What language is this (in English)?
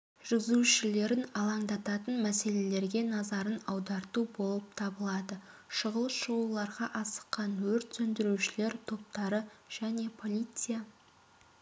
Kazakh